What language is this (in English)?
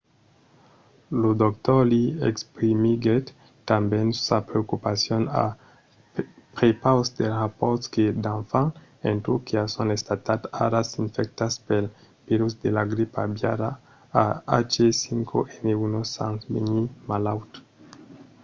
Occitan